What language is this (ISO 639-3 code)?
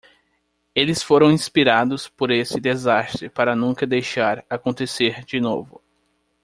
por